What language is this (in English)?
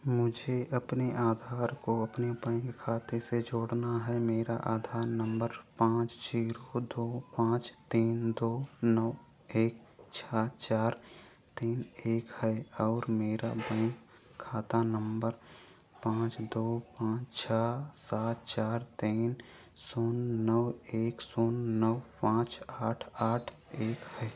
Hindi